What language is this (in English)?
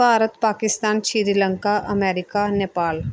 Punjabi